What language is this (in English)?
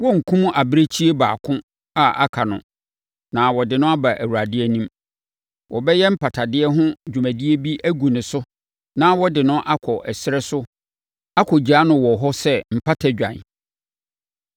Akan